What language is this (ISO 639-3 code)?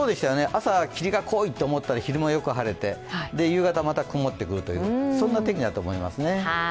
jpn